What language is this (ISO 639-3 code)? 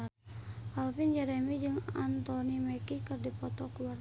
sun